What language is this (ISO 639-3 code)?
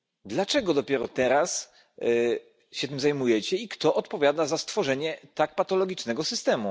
pol